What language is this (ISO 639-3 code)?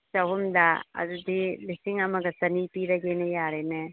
mni